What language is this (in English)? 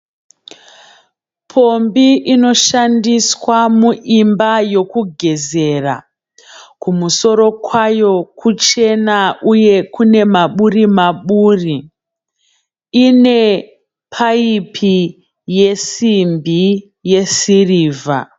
Shona